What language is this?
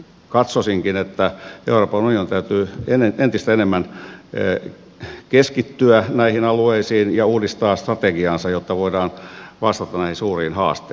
Finnish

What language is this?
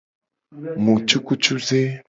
Gen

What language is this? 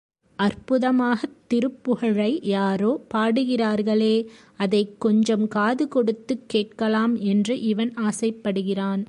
Tamil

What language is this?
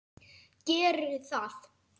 Icelandic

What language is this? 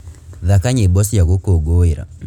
Kikuyu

